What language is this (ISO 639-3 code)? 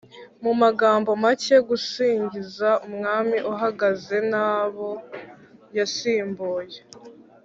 kin